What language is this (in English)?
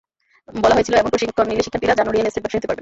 Bangla